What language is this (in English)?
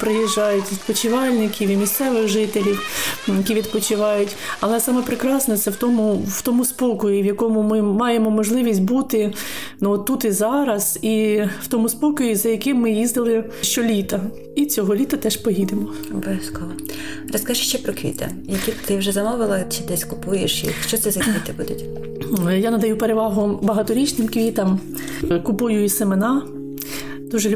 Ukrainian